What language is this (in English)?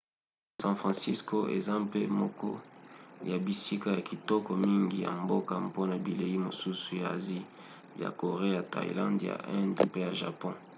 Lingala